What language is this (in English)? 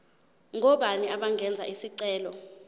Zulu